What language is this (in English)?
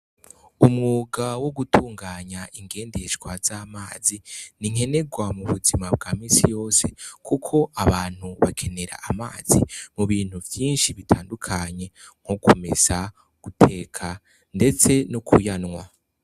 Rundi